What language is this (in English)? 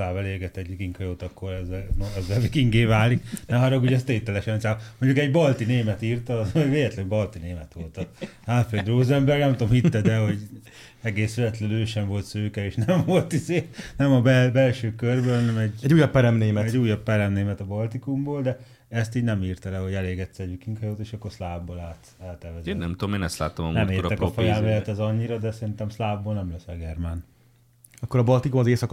Hungarian